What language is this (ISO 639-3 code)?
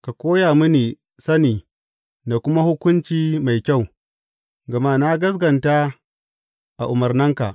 hau